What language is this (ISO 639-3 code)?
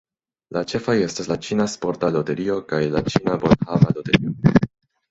epo